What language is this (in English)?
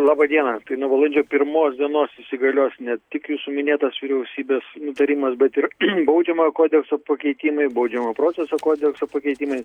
Lithuanian